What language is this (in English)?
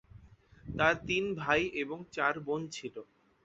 Bangla